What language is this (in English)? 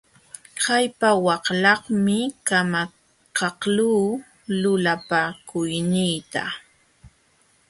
Jauja Wanca Quechua